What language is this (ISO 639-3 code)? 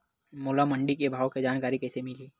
hne